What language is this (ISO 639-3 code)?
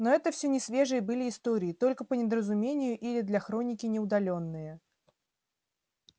rus